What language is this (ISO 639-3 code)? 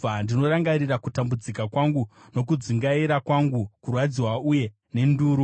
sna